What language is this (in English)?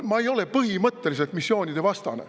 Estonian